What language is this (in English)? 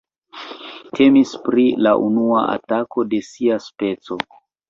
Esperanto